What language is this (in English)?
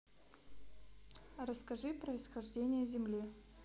Russian